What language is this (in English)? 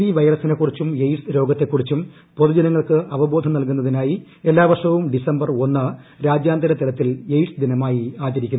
Malayalam